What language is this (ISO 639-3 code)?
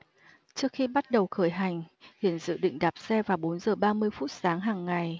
vie